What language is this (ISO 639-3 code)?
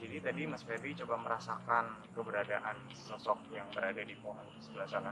ind